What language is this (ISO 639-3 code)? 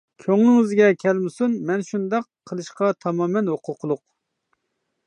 uig